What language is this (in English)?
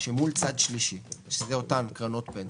Hebrew